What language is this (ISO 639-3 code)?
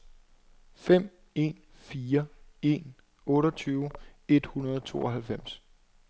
dan